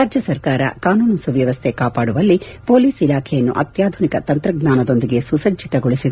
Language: Kannada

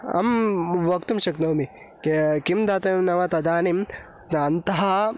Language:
Sanskrit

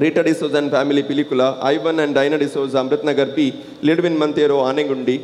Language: Marathi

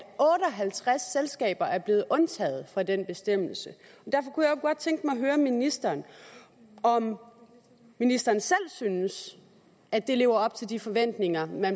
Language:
Danish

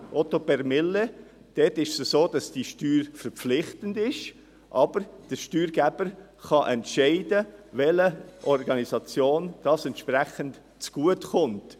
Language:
Swiss German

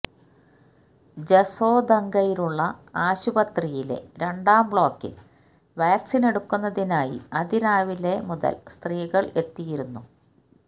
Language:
Malayalam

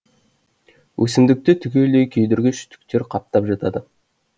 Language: Kazakh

